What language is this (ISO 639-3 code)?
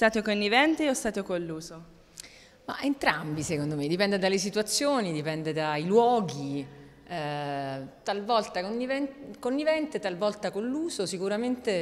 ita